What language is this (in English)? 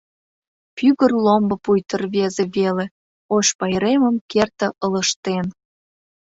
Mari